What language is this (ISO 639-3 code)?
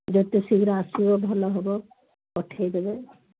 ori